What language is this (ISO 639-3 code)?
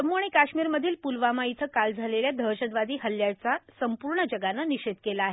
mar